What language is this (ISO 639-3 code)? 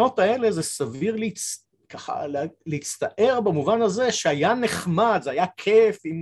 heb